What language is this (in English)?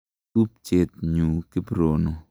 Kalenjin